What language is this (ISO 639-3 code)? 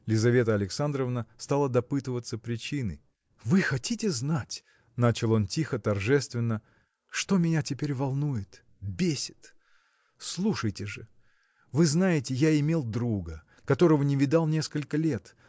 rus